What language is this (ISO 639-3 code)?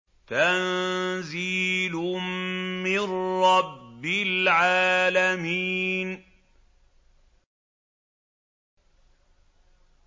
ara